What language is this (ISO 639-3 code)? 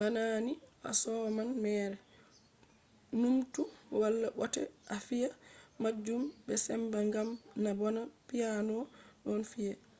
ful